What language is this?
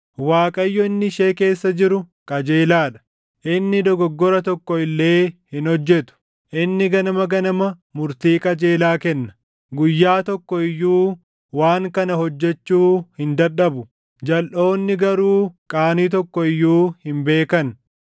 Oromo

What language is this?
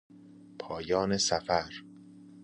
Persian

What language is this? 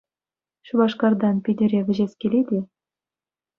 Chuvash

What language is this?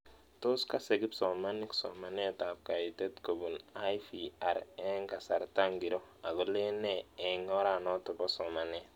Kalenjin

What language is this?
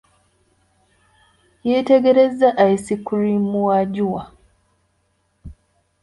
Ganda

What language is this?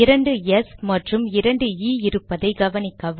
Tamil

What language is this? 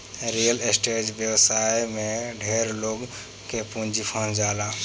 Bhojpuri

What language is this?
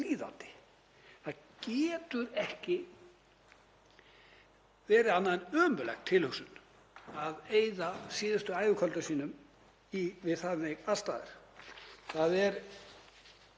Icelandic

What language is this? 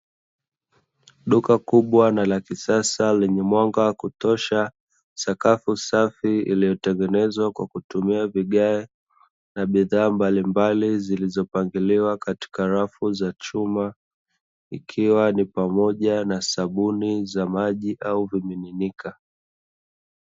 Swahili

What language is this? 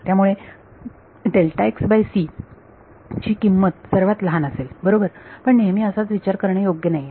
Marathi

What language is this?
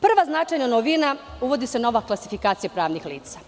Serbian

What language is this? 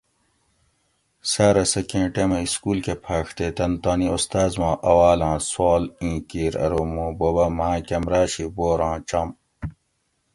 Gawri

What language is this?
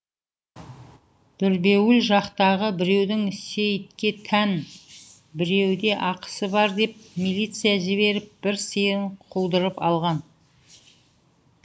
Kazakh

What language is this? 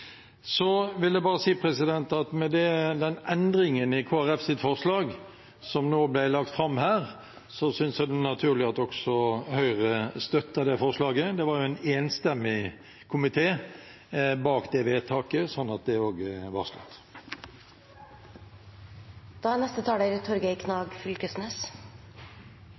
Norwegian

